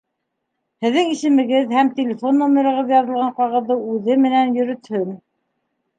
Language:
Bashkir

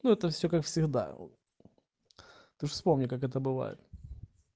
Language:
Russian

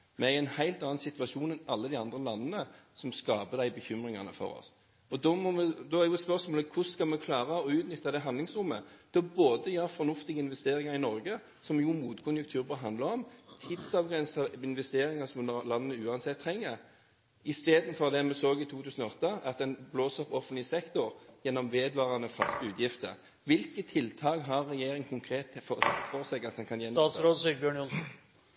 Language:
Norwegian Bokmål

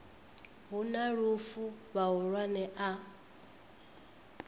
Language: Venda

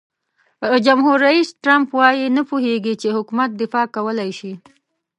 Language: Pashto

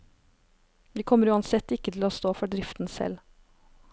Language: Norwegian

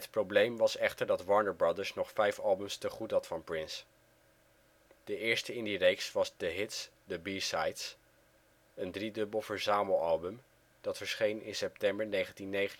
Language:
Dutch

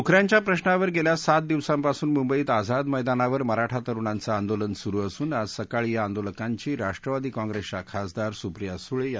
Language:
Marathi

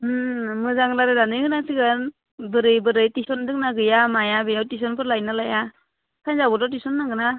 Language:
Bodo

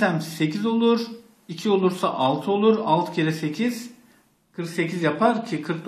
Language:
Turkish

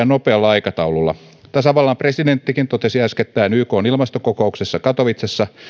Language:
Finnish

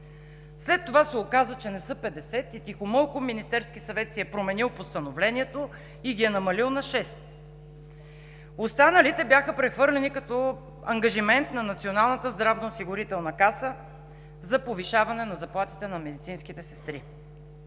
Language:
Bulgarian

